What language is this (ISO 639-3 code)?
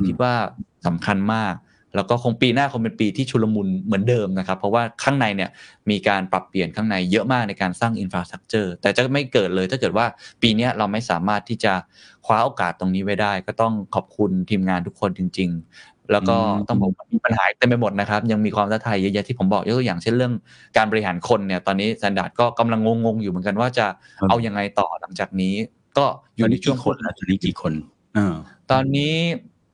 tha